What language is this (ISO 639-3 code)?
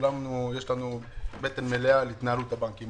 heb